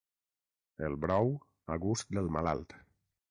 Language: Catalan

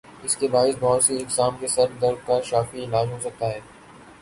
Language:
Urdu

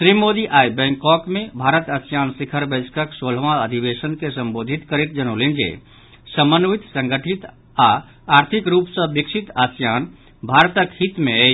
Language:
Maithili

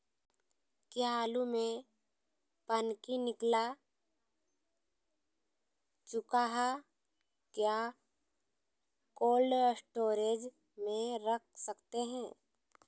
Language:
Magahi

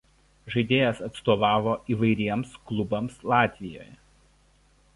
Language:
Lithuanian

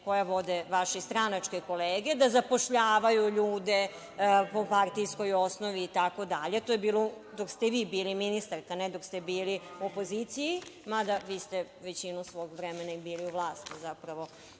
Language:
Serbian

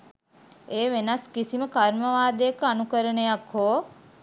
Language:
Sinhala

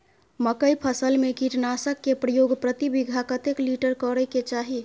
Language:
Maithili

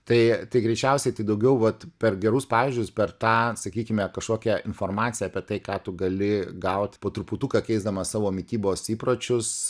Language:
Lithuanian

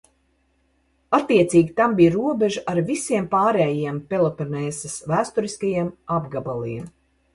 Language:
Latvian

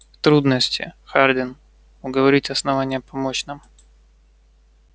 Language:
Russian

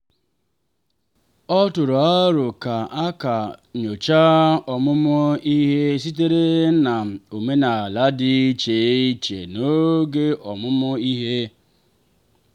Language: Igbo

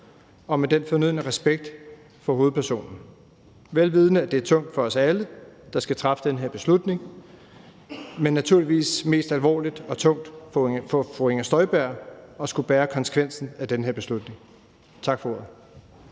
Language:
Danish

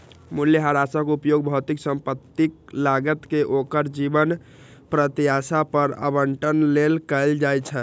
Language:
Maithili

